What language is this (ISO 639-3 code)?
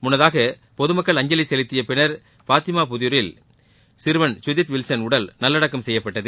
tam